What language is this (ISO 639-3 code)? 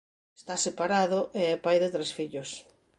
glg